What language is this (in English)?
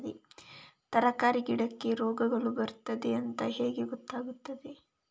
Kannada